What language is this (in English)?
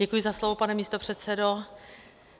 Czech